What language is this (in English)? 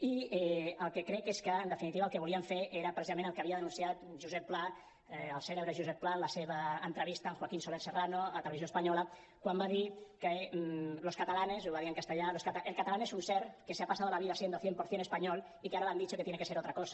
Catalan